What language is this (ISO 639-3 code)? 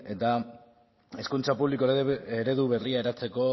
eus